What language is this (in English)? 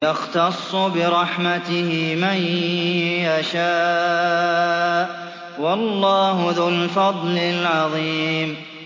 Arabic